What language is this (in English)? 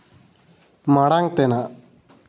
Santali